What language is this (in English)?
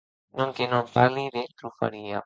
Occitan